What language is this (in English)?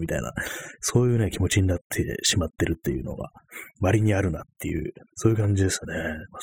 Japanese